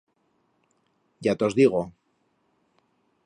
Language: Aragonese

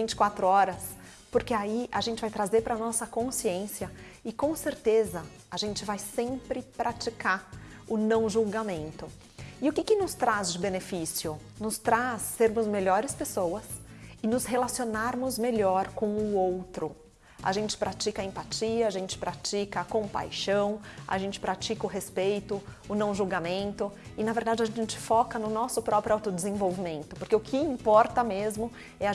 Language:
Portuguese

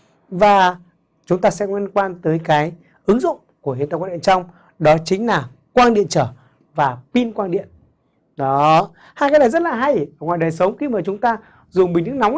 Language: Vietnamese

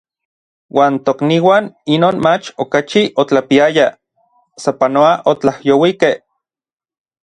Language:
Orizaba Nahuatl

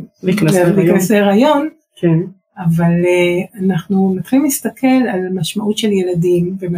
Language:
Hebrew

